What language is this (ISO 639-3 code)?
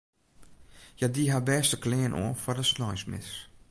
fry